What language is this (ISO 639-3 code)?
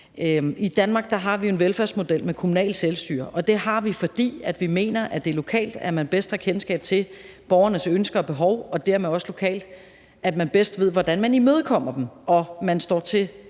dan